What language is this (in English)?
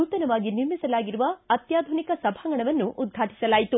Kannada